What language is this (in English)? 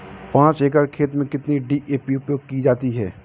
Hindi